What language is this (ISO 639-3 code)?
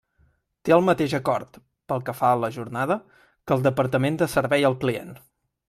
cat